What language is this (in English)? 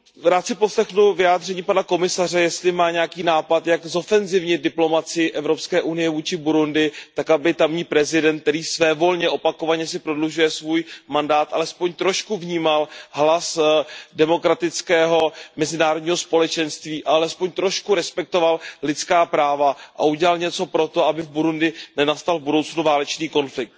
Czech